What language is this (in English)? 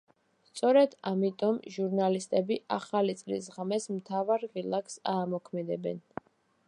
Georgian